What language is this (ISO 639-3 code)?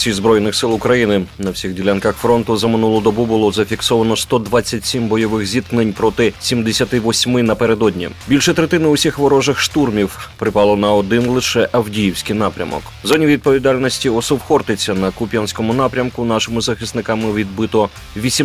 ukr